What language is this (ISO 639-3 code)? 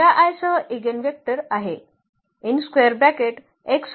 mar